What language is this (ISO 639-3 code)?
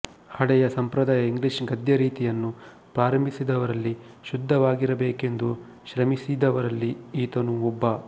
kan